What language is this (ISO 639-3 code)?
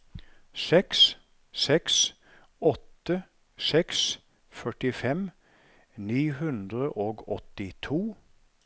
nor